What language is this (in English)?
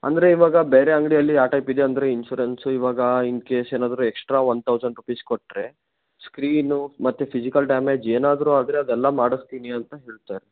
Kannada